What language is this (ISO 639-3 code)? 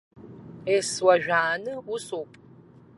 abk